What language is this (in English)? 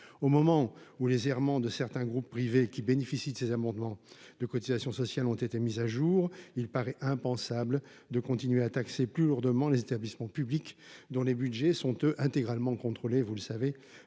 French